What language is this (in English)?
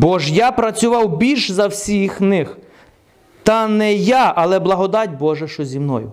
Ukrainian